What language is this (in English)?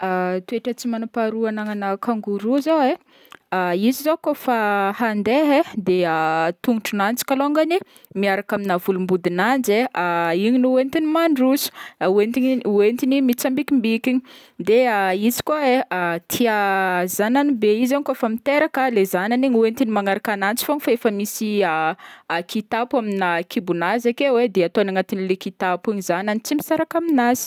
Northern Betsimisaraka Malagasy